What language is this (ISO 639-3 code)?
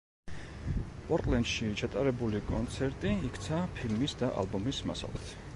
kat